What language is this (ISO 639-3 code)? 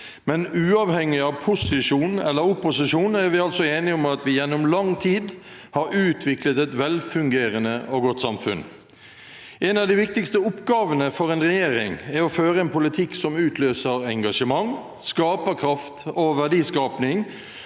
nor